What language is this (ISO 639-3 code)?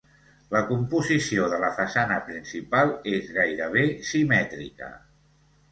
cat